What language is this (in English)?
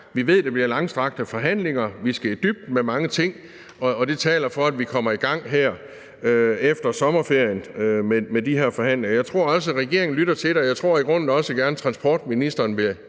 Danish